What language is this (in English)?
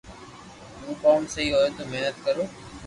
Loarki